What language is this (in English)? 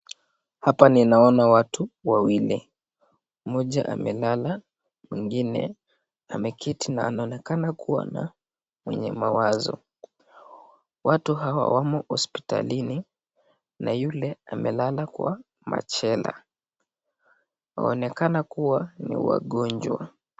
Swahili